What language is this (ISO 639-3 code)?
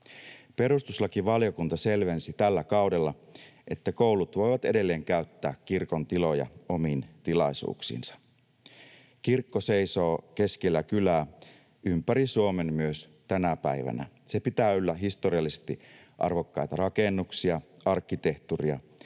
fin